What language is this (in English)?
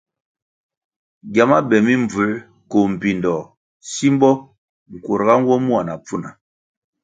Kwasio